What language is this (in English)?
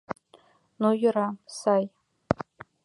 Mari